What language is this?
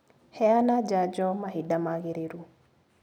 Kikuyu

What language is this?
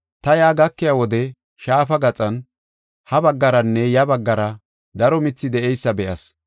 Gofa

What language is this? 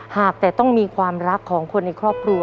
Thai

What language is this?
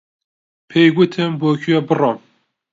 Central Kurdish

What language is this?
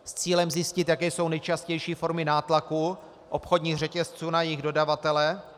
Czech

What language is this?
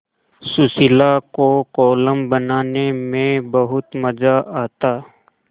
Hindi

